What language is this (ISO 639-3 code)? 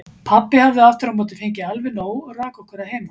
isl